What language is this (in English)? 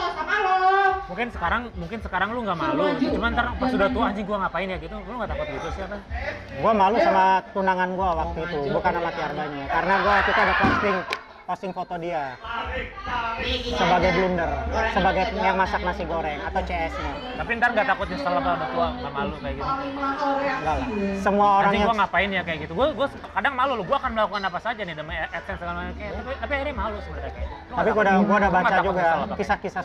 Indonesian